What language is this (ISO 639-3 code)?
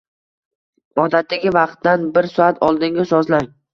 uzb